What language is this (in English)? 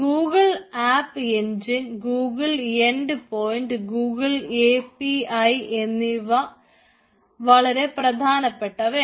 Malayalam